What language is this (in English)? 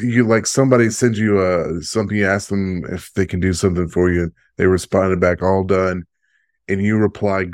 English